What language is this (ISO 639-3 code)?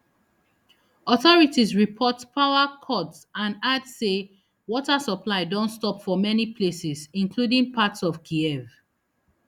pcm